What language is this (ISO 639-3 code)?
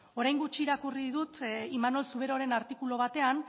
eus